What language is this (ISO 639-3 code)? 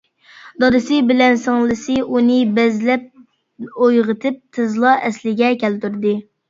uig